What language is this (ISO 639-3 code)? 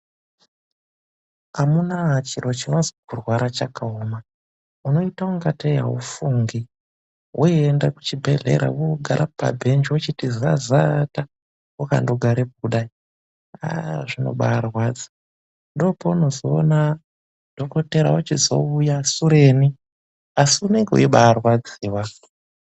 ndc